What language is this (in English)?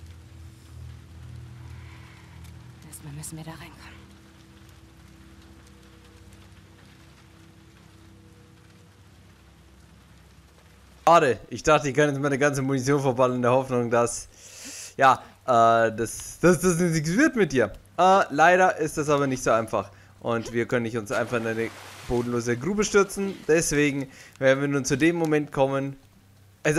German